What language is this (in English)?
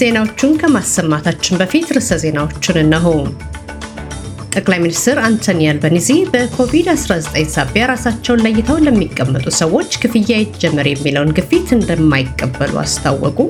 Amharic